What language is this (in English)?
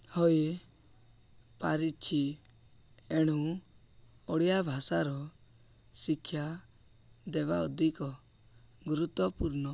Odia